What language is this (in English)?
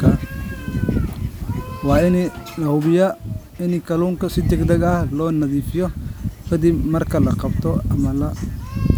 Somali